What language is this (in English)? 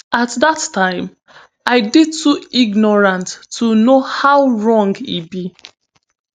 Nigerian Pidgin